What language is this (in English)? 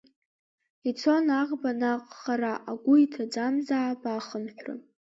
Abkhazian